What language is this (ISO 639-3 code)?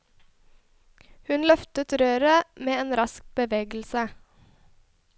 nor